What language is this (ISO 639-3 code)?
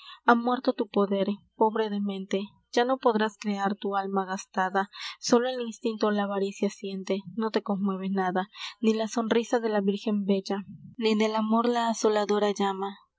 spa